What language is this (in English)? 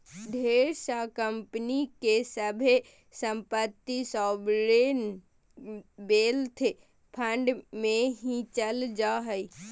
Magahi